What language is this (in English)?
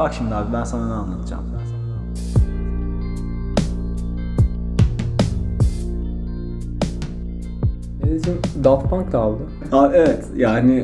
Turkish